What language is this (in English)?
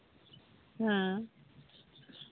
Santali